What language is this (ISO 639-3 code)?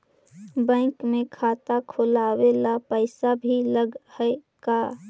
mag